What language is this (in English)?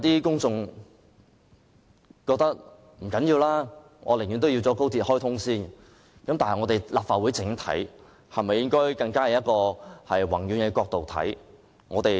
Cantonese